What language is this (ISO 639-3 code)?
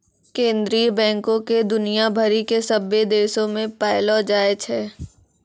mai